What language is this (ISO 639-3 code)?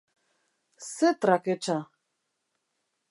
eus